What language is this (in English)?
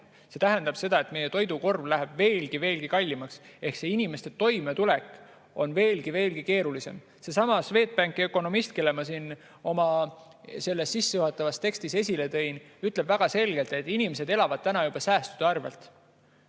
Estonian